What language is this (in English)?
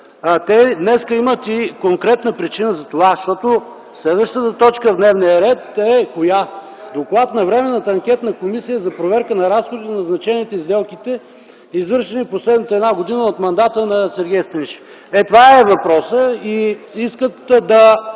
Bulgarian